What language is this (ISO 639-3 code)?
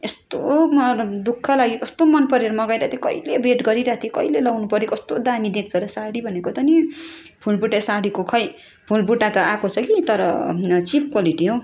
nep